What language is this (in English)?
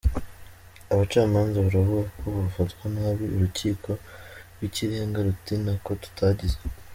Kinyarwanda